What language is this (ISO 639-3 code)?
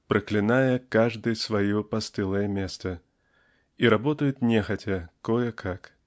rus